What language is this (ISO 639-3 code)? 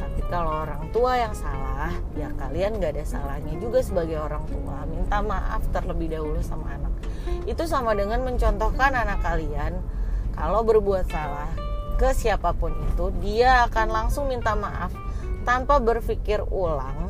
ind